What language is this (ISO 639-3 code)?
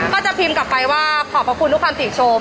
tha